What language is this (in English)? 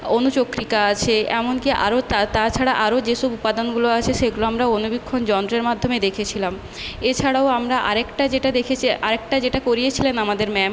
Bangla